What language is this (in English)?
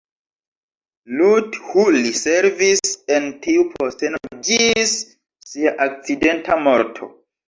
Esperanto